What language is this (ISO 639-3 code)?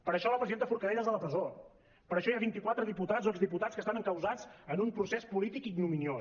cat